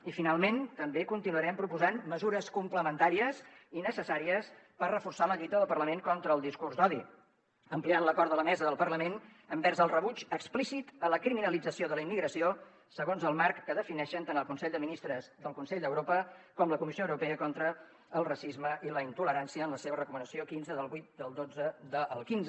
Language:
Catalan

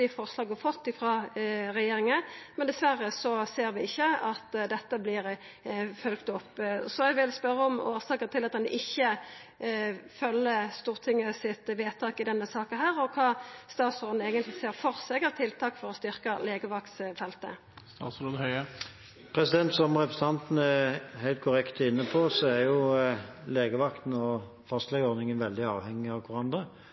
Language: Norwegian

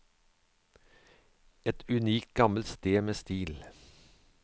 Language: Norwegian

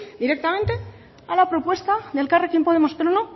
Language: Spanish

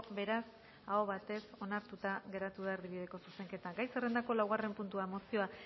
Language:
Basque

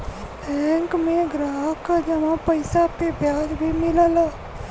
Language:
Bhojpuri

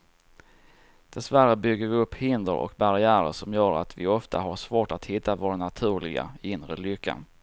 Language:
Swedish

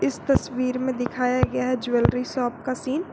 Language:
Hindi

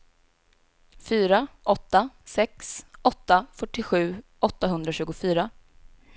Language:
Swedish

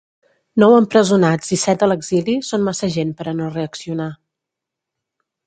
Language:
Catalan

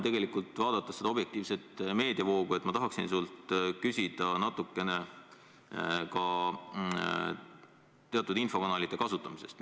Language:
Estonian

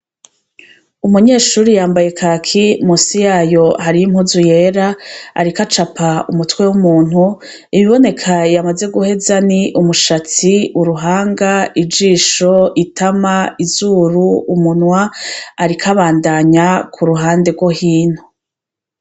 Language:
Rundi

